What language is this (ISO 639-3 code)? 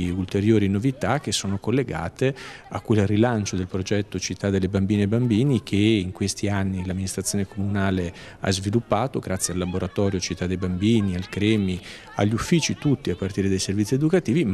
ita